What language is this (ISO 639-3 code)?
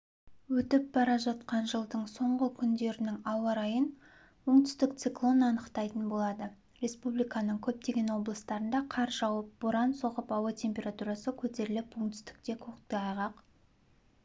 kaz